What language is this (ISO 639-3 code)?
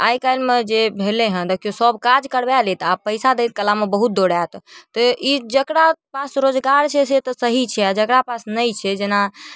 mai